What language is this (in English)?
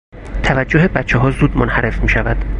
Persian